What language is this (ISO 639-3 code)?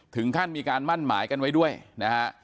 tha